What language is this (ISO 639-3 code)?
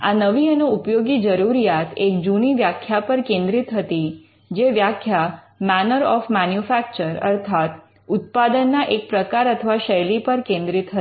guj